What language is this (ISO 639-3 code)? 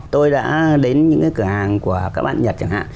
vie